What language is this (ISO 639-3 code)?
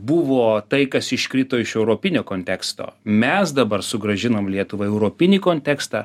lit